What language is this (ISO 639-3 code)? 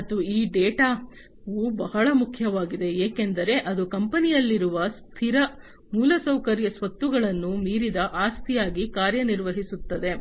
kan